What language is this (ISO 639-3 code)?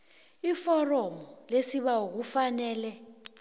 nbl